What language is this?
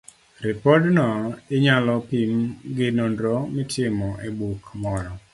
Luo (Kenya and Tanzania)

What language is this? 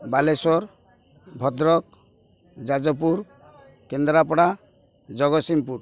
Odia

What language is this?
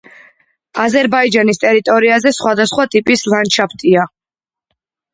Georgian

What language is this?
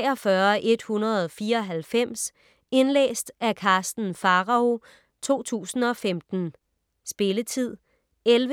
Danish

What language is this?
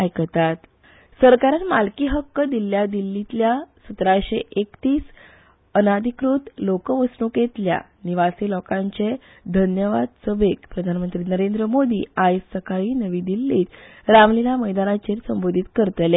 Konkani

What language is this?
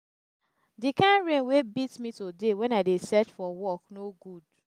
Nigerian Pidgin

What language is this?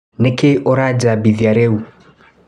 Kikuyu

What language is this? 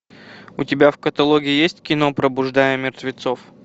Russian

